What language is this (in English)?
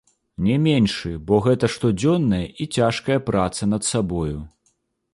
Belarusian